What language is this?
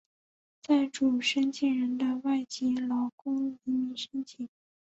Chinese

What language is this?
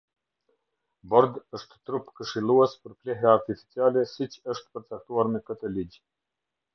Albanian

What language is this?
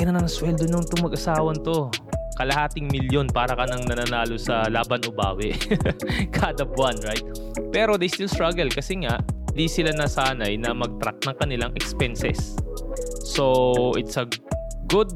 Filipino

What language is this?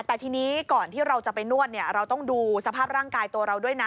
Thai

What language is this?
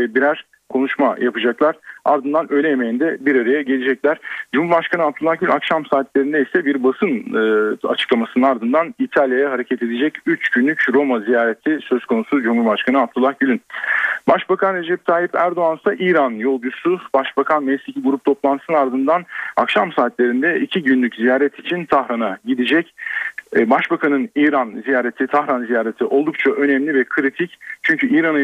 Turkish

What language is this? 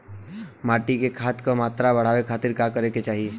Bhojpuri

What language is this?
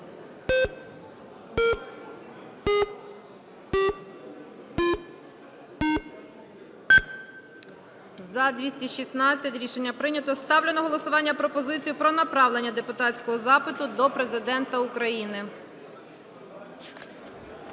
Ukrainian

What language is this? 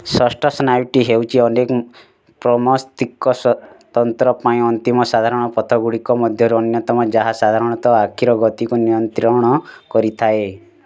Odia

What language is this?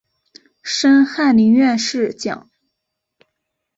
Chinese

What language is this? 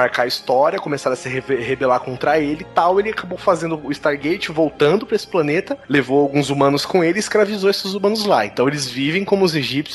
Portuguese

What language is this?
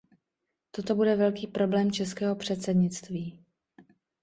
Czech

